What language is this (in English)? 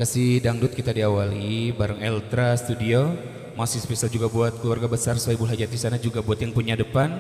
Indonesian